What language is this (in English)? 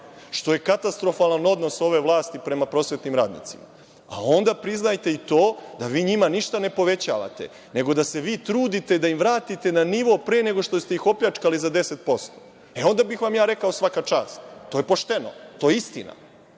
Serbian